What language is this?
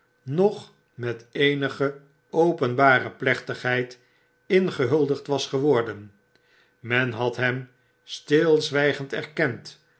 Dutch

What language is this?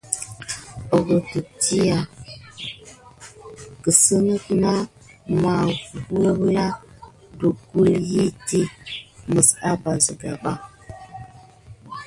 Gidar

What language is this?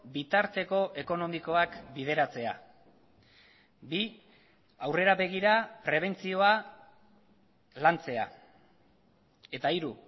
Basque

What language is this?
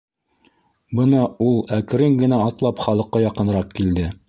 Bashkir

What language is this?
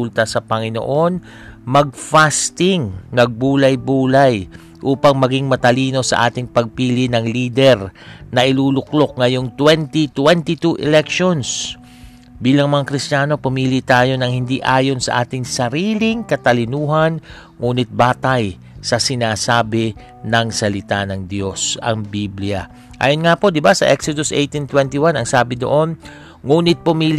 Filipino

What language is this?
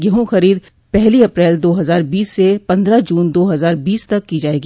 Hindi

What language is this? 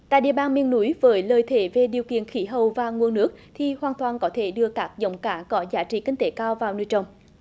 Vietnamese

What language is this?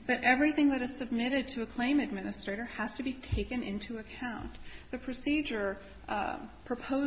English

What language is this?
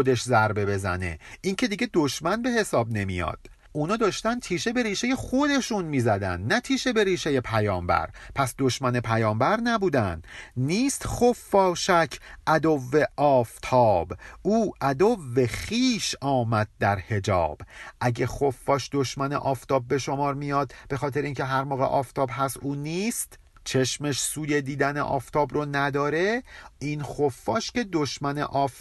Persian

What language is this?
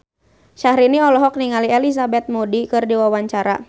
Sundanese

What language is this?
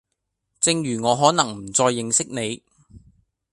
Cantonese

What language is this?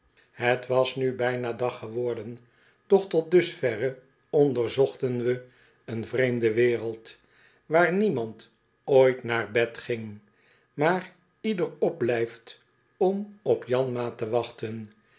Dutch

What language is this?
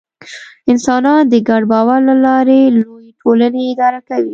Pashto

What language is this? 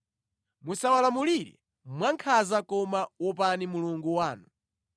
Nyanja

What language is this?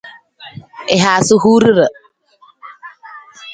Nawdm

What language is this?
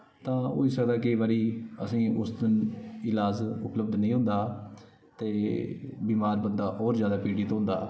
Dogri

